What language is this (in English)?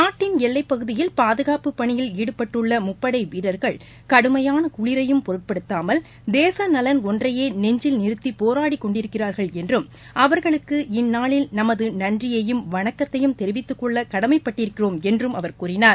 Tamil